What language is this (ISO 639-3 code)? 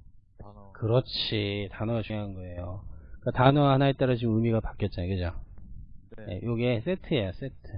kor